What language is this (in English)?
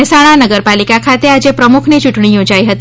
Gujarati